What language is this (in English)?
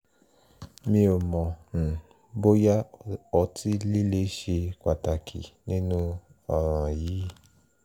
Yoruba